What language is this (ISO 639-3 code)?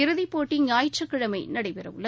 tam